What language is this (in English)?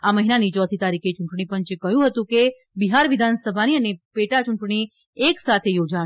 Gujarati